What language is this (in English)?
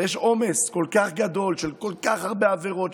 Hebrew